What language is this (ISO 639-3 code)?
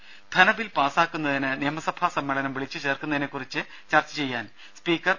mal